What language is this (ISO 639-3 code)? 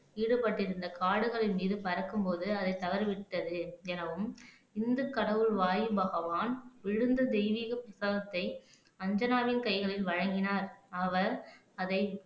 tam